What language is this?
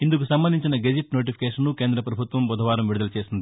Telugu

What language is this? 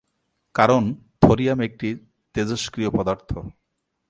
Bangla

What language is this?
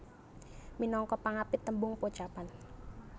Javanese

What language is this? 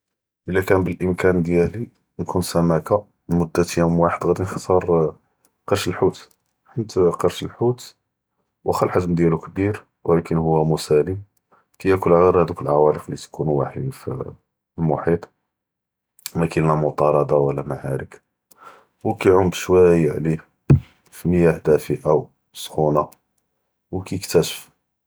Judeo-Arabic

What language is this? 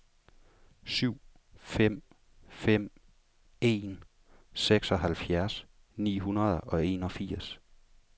Danish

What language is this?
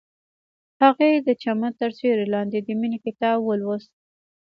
Pashto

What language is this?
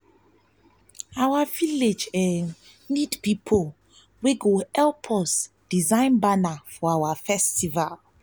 Nigerian Pidgin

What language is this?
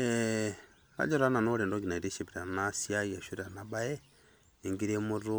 Masai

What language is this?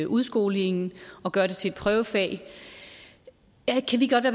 Danish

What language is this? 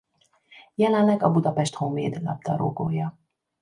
Hungarian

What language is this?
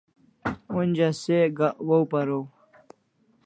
Kalasha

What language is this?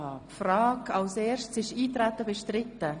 Swiss German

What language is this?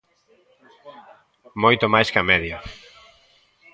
Galician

